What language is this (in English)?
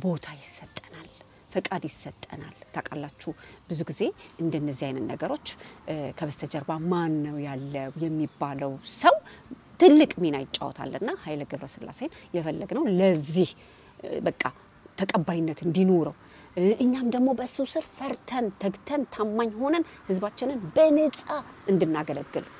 Arabic